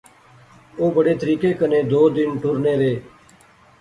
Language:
Pahari-Potwari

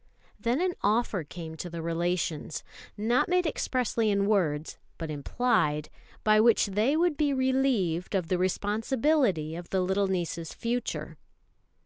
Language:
English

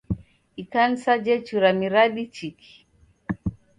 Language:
Taita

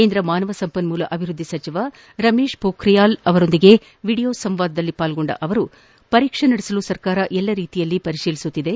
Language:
Kannada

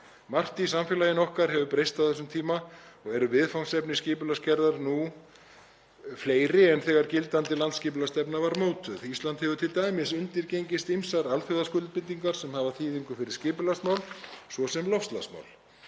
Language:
Icelandic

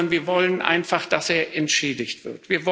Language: German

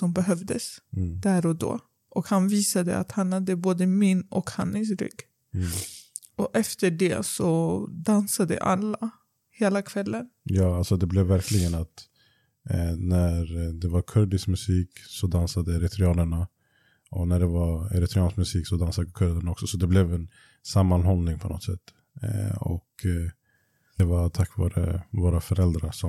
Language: Swedish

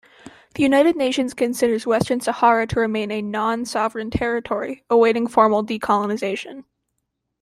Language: English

